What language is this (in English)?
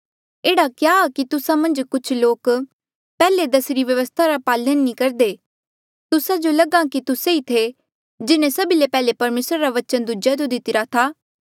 Mandeali